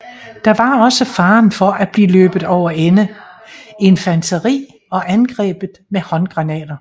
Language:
Danish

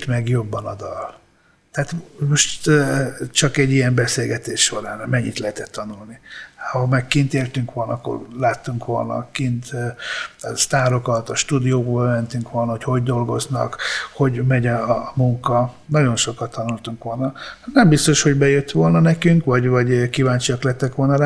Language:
Hungarian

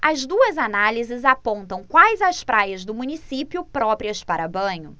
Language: Portuguese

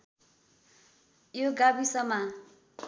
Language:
Nepali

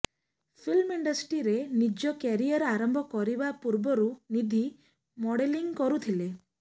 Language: Odia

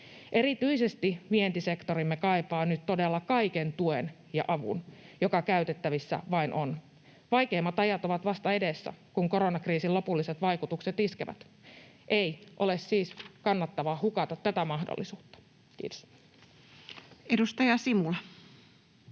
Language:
Finnish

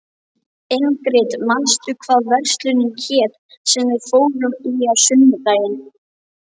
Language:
Icelandic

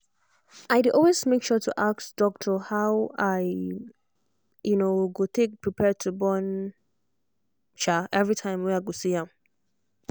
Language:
Nigerian Pidgin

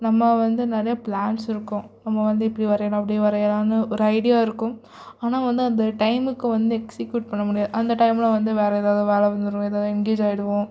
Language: Tamil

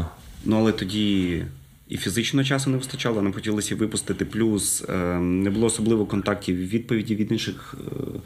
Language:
Ukrainian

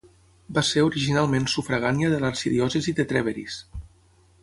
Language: Catalan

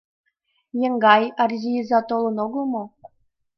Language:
Mari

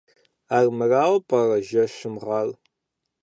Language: Kabardian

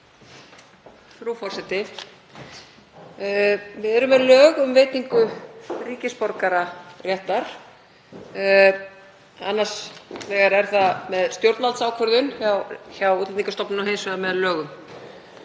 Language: Icelandic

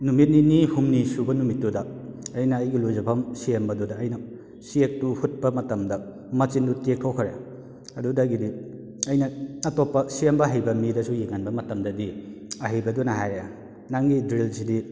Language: Manipuri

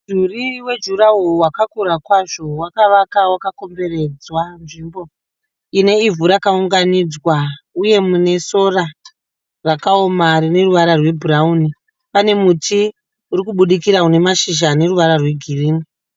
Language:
Shona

